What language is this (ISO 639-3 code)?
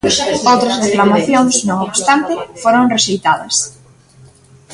glg